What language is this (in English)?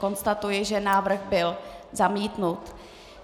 Czech